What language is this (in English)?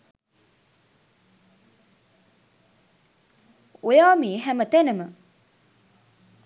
Sinhala